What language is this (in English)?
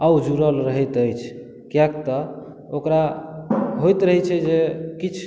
Maithili